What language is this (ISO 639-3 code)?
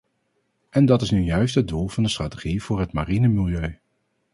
nld